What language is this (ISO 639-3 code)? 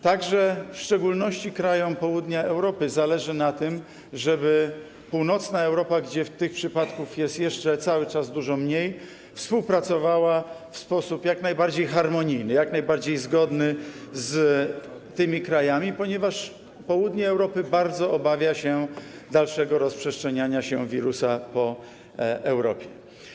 pol